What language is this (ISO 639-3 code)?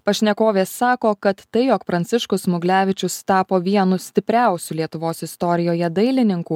lit